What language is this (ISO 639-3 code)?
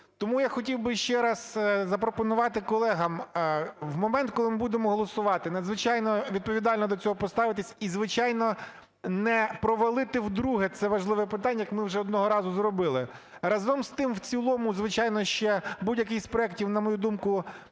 ukr